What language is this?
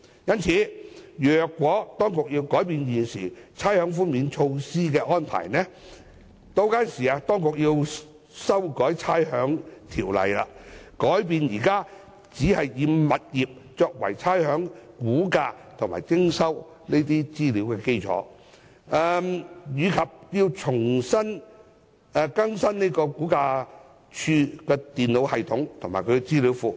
Cantonese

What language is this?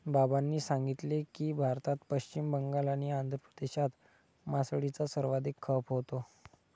Marathi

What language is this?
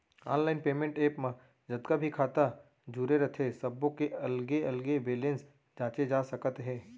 Chhattisgarhi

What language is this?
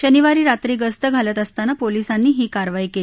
Marathi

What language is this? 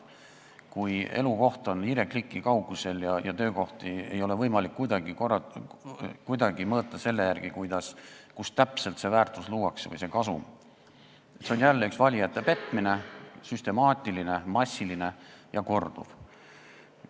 Estonian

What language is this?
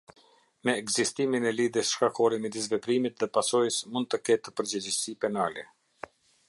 Albanian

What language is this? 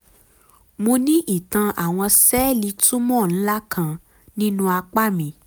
Yoruba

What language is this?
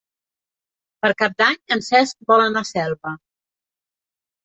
Catalan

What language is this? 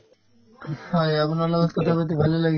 Assamese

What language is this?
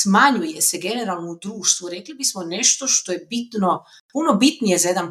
Croatian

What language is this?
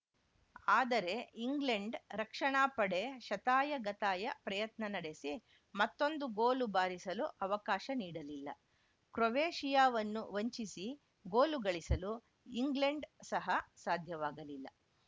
Kannada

